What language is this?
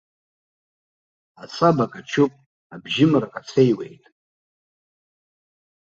Abkhazian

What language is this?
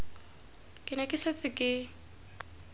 Tswana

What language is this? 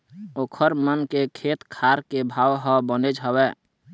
Chhattisgarhi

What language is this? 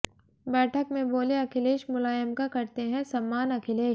Hindi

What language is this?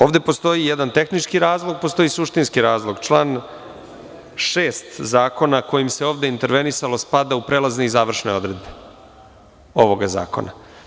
Serbian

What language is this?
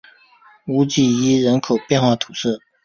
Chinese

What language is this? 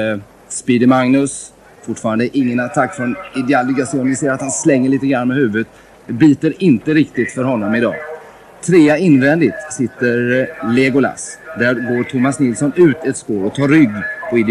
Swedish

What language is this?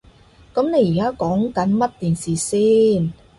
Cantonese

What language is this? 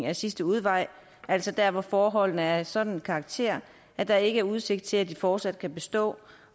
Danish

